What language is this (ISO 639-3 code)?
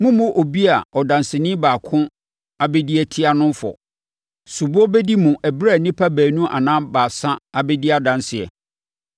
aka